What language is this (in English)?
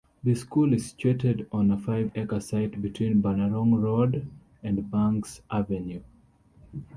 English